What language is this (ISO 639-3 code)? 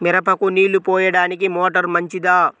tel